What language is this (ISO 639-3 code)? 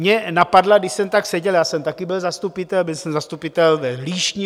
ces